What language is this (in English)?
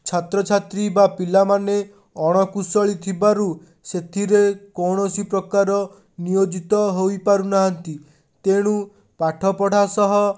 Odia